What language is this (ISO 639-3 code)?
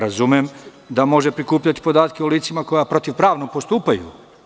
srp